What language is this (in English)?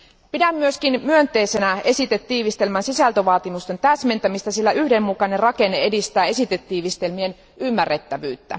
Finnish